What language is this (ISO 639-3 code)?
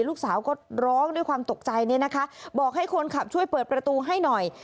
tha